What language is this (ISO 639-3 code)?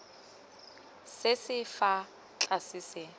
tsn